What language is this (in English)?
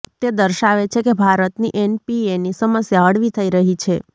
Gujarati